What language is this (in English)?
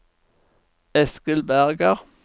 Norwegian